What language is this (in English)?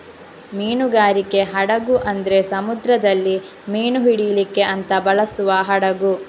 Kannada